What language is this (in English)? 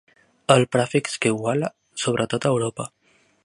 Catalan